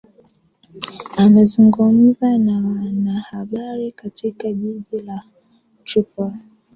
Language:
Swahili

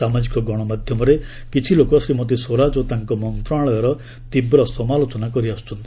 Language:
Odia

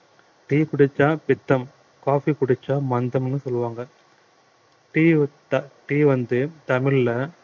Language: Tamil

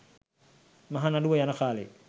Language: Sinhala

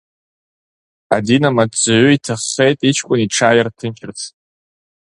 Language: Abkhazian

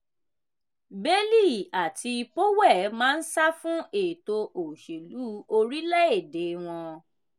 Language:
Yoruba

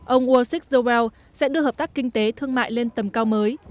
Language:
Vietnamese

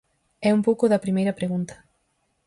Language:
Galician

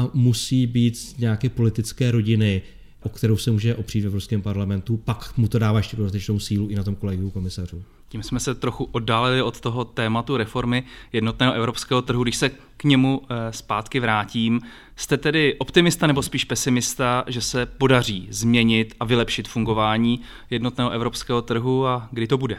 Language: Czech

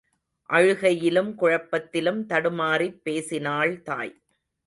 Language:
Tamil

